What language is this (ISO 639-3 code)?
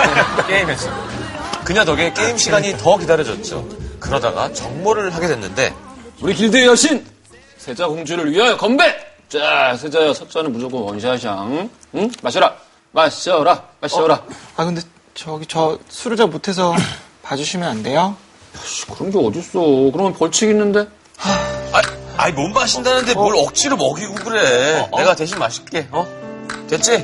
kor